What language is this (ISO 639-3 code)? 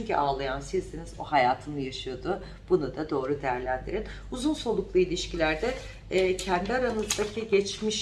tur